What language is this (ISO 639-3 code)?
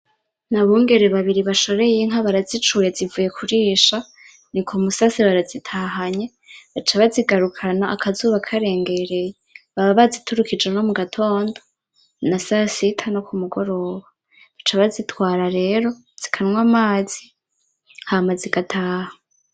run